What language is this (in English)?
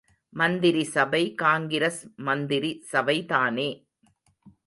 Tamil